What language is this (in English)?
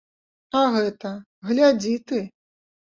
Belarusian